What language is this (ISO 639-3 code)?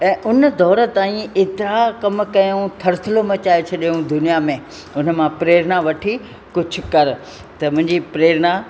snd